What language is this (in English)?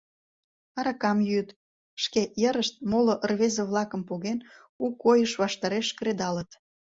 Mari